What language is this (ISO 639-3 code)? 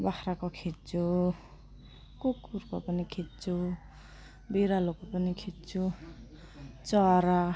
nep